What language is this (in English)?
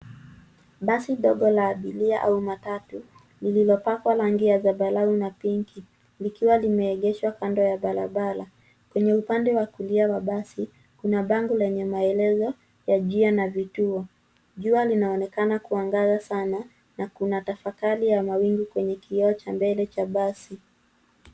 Swahili